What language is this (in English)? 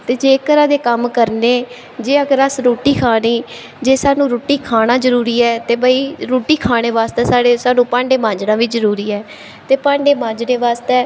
Dogri